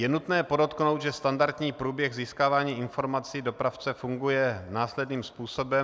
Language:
Czech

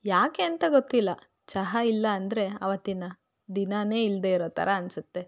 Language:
Kannada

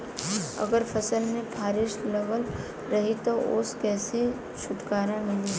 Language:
Bhojpuri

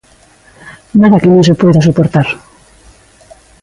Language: Galician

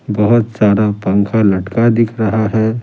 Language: Hindi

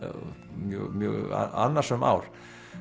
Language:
Icelandic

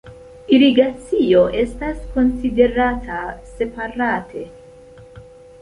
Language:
Esperanto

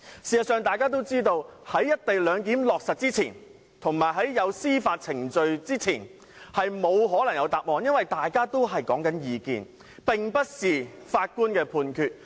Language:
Cantonese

